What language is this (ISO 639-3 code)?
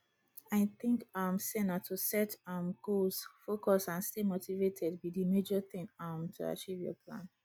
pcm